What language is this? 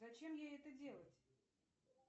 Russian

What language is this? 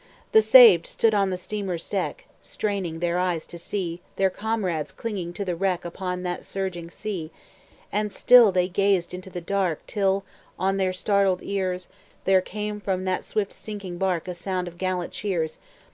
English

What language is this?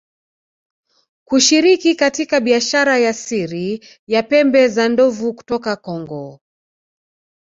Swahili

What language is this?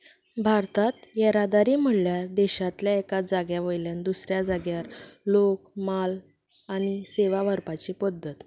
Konkani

